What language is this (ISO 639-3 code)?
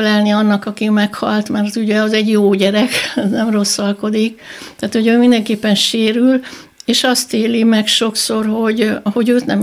hun